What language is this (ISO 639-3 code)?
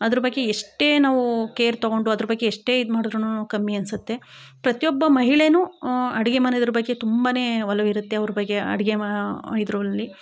kan